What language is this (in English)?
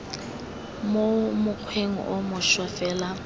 Tswana